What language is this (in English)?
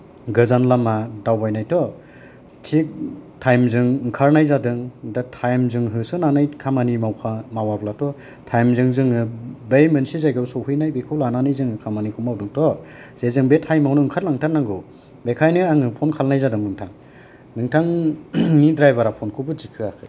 Bodo